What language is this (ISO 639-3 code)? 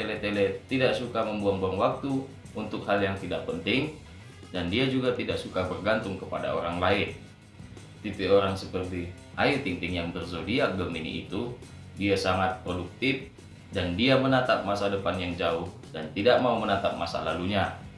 ind